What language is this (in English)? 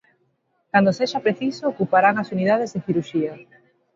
Galician